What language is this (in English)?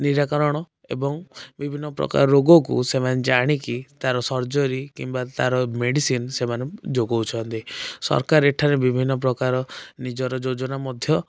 Odia